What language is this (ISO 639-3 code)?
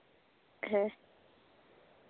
sat